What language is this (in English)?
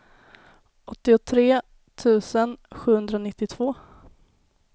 Swedish